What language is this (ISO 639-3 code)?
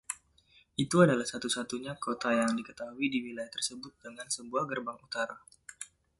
ind